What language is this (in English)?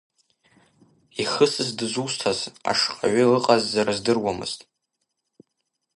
Abkhazian